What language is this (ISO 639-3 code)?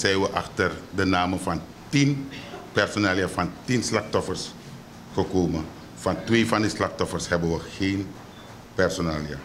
nld